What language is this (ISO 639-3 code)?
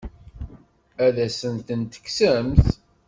kab